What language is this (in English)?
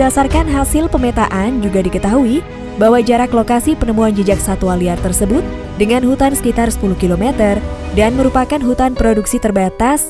Indonesian